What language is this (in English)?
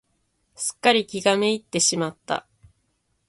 Japanese